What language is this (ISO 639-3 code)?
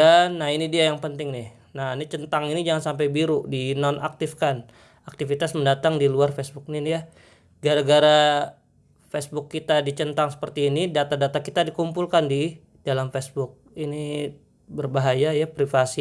ind